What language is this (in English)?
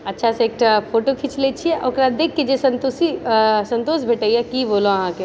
Maithili